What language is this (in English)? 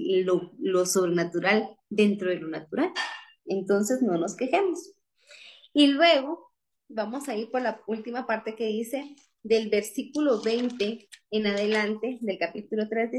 Spanish